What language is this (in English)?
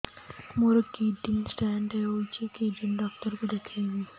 Odia